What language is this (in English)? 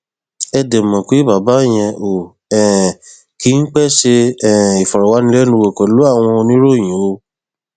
Yoruba